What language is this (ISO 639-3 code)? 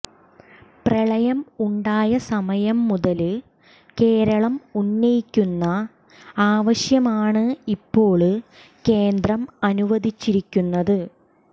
mal